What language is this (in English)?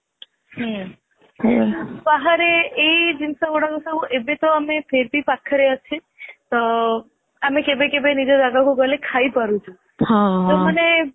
Odia